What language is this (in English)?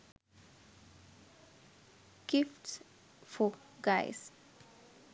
Sinhala